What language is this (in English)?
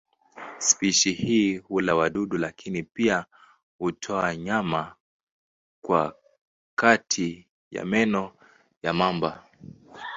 Swahili